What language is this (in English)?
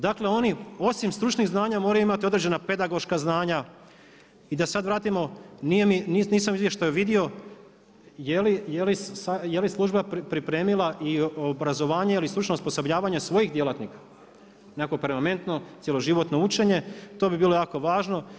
Croatian